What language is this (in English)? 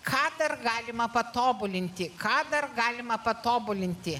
Lithuanian